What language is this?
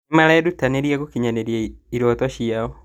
Kikuyu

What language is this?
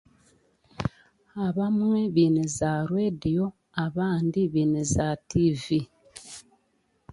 Chiga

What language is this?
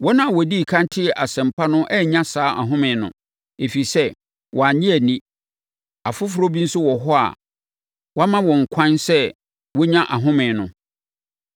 Akan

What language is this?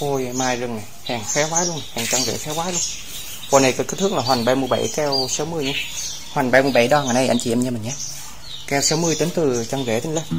Vietnamese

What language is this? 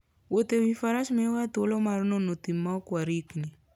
Luo (Kenya and Tanzania)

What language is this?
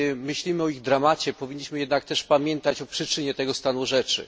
Polish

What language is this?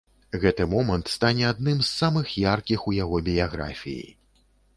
Belarusian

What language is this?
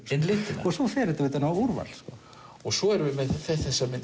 Icelandic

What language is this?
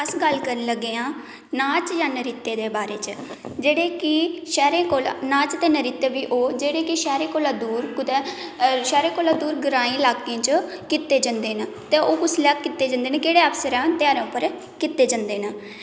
Dogri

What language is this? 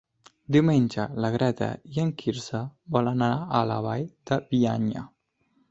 Catalan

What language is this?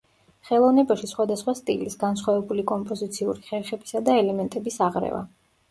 Georgian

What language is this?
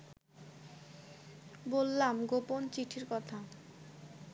Bangla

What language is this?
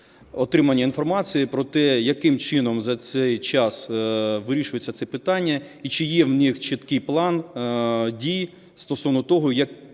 Ukrainian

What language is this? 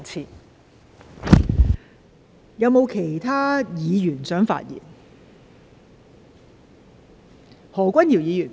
Cantonese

